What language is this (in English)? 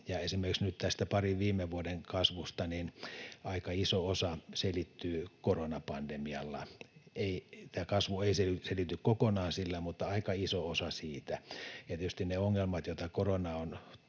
Finnish